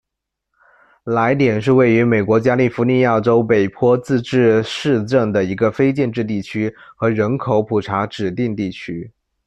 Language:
Chinese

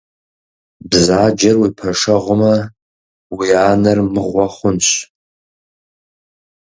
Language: Kabardian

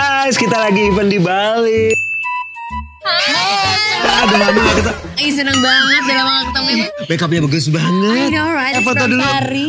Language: Indonesian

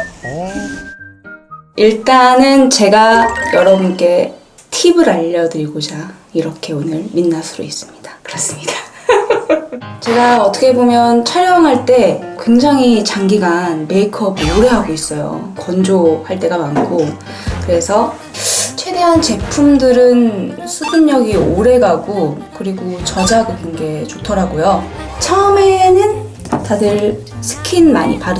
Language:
Korean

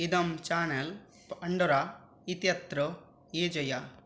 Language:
Sanskrit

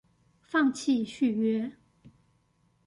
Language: Chinese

